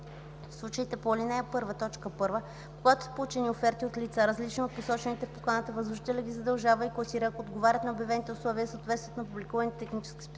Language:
Bulgarian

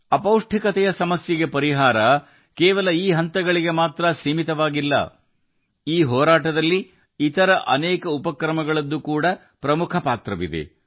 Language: Kannada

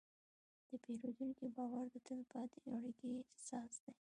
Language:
Pashto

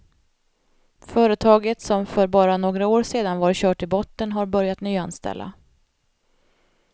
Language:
Swedish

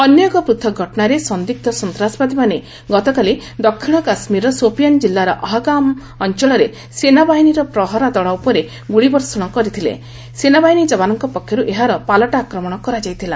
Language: Odia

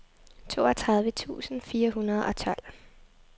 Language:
Danish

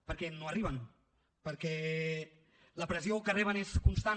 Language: Catalan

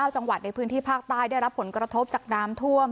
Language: Thai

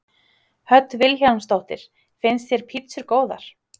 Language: Icelandic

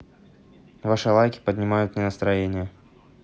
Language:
Russian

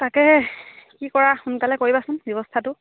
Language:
Assamese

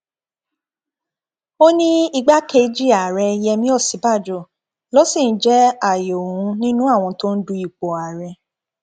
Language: Yoruba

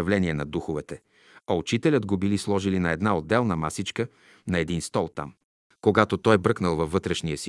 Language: Bulgarian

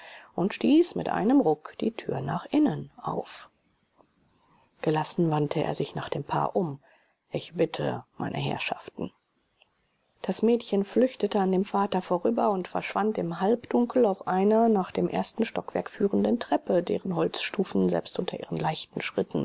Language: German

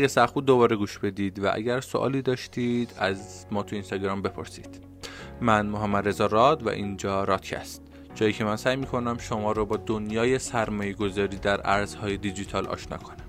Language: Persian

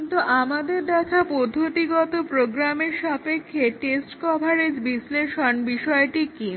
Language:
Bangla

